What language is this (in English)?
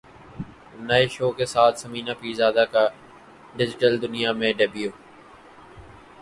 Urdu